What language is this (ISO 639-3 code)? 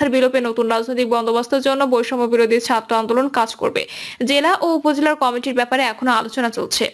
ben